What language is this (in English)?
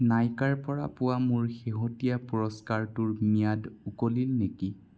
Assamese